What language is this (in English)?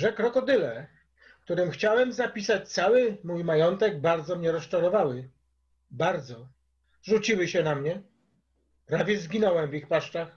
Polish